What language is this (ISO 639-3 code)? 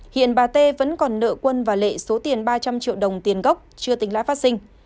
vie